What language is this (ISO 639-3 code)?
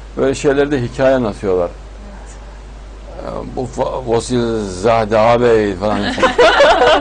tur